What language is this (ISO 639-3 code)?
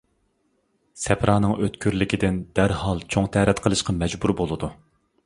uig